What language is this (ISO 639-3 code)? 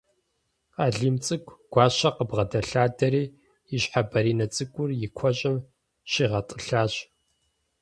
kbd